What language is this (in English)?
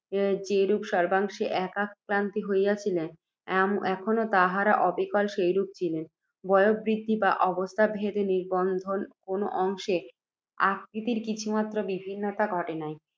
Bangla